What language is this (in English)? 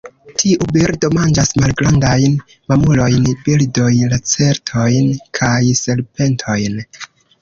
Esperanto